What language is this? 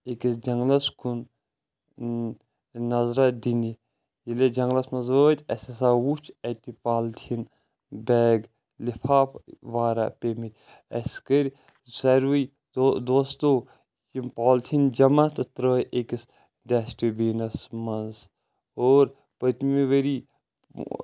Kashmiri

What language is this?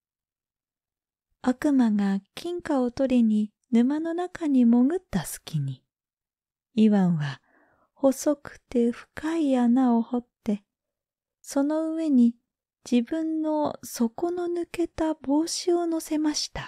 Japanese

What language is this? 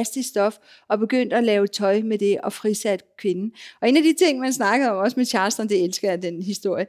Danish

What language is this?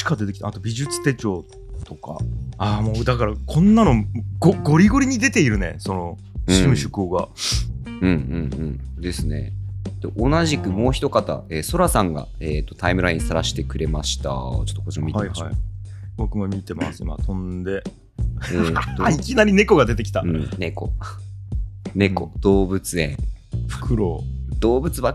Japanese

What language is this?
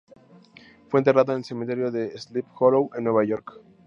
Spanish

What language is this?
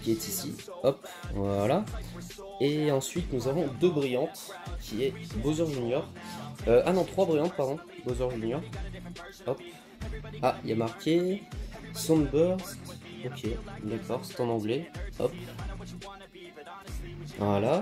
French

